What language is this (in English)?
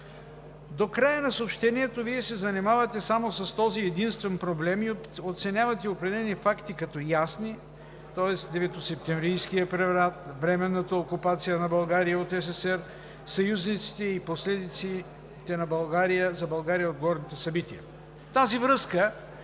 Bulgarian